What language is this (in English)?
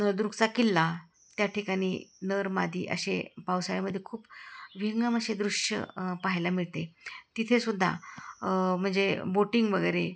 Marathi